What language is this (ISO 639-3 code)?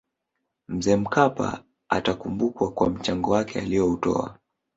swa